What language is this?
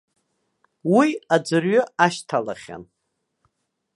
Abkhazian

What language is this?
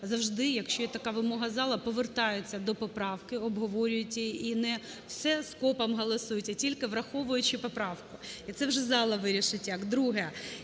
Ukrainian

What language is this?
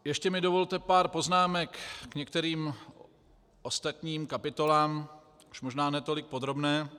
Czech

